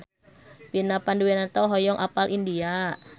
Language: Sundanese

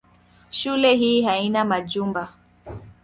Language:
Swahili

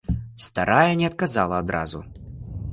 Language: Belarusian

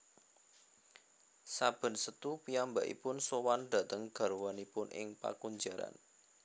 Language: Javanese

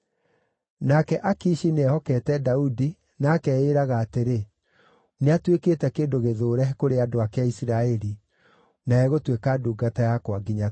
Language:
Kikuyu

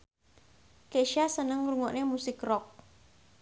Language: Javanese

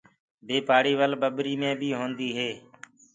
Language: Gurgula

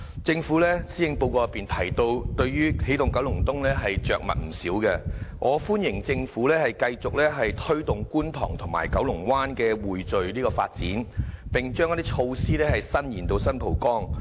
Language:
Cantonese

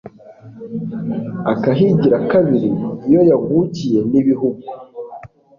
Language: Kinyarwanda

